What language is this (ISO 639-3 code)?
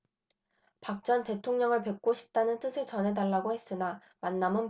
kor